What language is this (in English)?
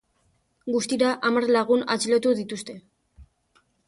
Basque